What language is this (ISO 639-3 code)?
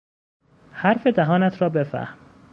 fas